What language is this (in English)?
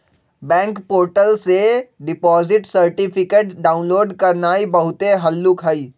Magahi